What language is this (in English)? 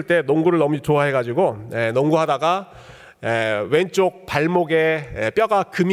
Korean